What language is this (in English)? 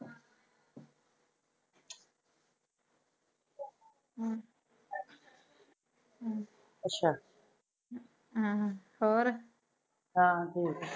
Punjabi